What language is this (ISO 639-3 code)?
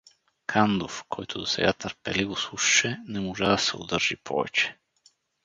bul